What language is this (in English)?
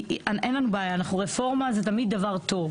Hebrew